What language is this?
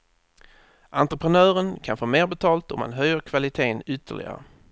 Swedish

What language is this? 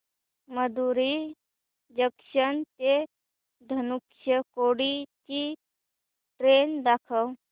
Marathi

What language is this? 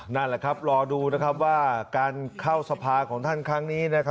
Thai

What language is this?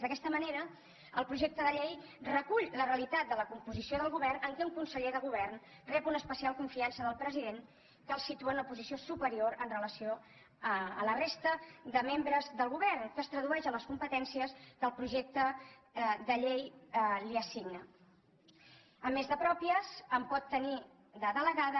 Catalan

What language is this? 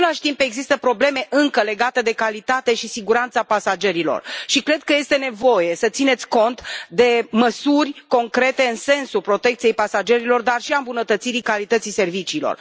Romanian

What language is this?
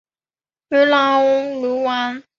Chinese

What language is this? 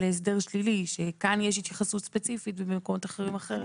Hebrew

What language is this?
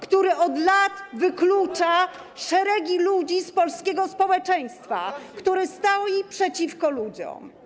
Polish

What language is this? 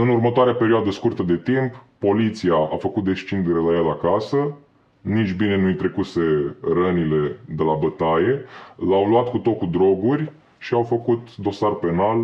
Romanian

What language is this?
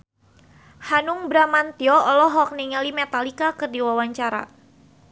Sundanese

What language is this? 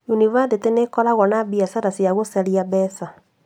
Kikuyu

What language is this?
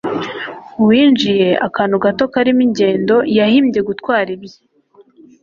Kinyarwanda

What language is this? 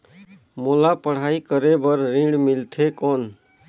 Chhattisgarhi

